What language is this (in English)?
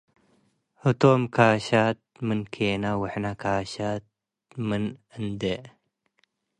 Tigre